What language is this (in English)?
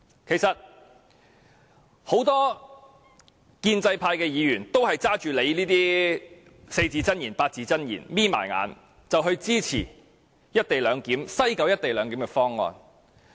Cantonese